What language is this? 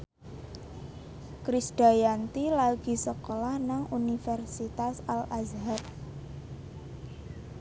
Javanese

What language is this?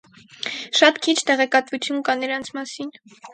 Armenian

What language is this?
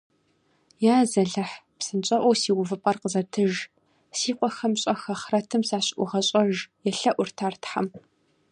Kabardian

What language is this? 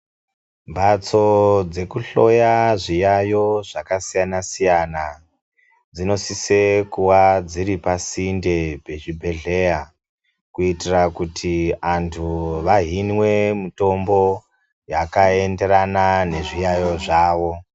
Ndau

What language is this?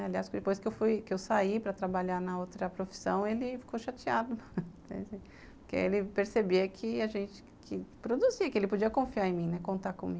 Portuguese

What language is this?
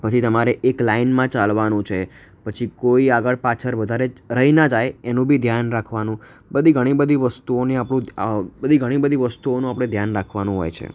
Gujarati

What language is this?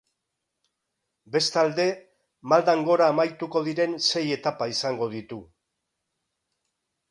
Basque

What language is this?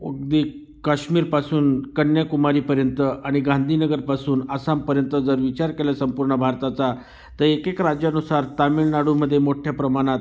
Marathi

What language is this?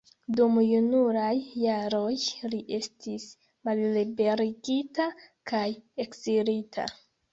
Esperanto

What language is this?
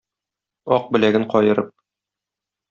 Tatar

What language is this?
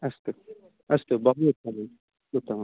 Sanskrit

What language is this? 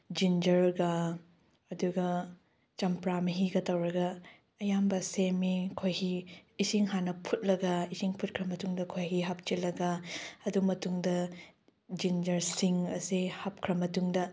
Manipuri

